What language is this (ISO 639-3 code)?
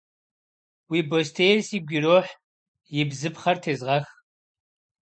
kbd